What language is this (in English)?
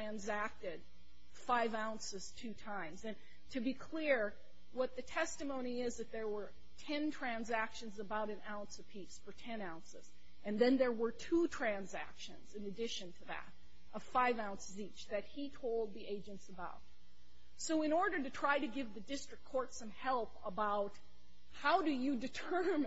English